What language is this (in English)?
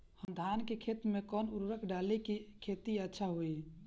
Bhojpuri